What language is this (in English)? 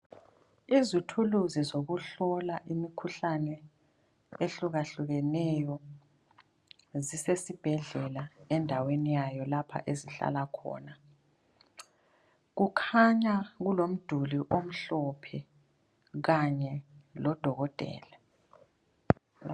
North Ndebele